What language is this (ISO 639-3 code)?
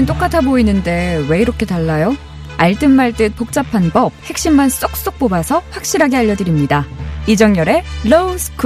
kor